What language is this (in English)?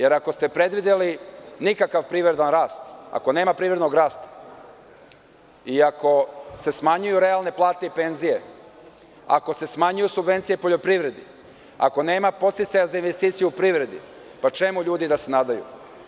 Serbian